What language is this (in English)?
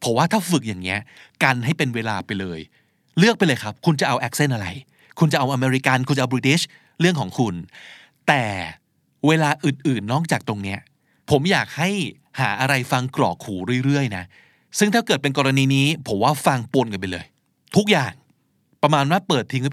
Thai